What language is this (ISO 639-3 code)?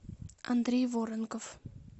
rus